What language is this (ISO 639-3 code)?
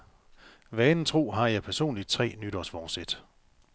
dan